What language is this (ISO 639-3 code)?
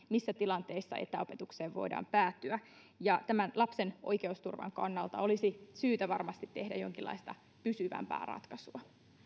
fin